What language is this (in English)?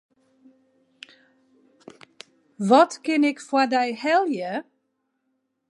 Western Frisian